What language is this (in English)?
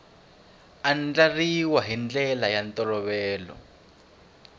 Tsonga